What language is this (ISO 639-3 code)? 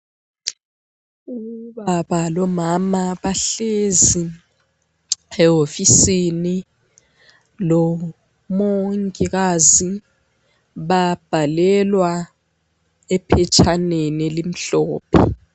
nde